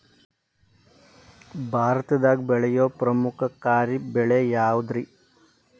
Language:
Kannada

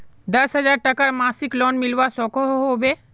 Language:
Magahi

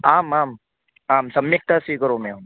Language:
Sanskrit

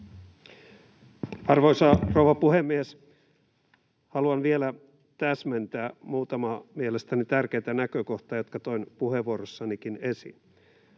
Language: Finnish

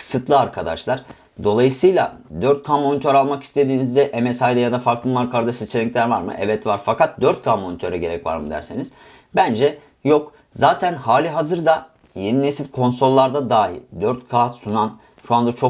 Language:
Turkish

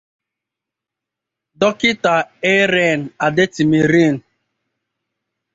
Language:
Igbo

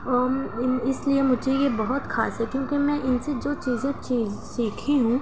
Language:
Urdu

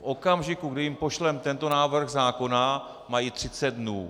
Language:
Czech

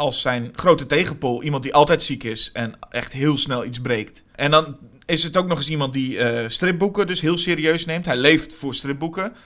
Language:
Dutch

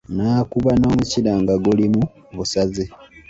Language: Ganda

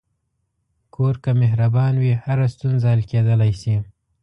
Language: Pashto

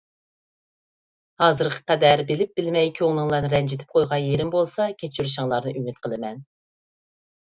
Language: Uyghur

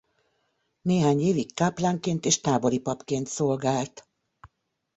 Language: Hungarian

